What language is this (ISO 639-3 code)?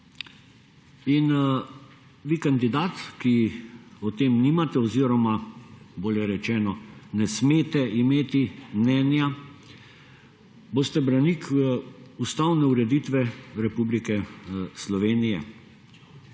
slv